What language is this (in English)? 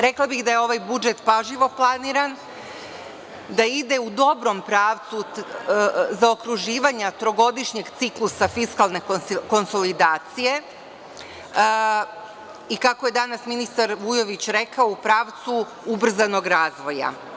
Serbian